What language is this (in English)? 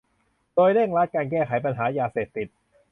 Thai